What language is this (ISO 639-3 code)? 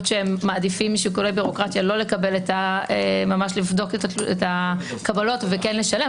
heb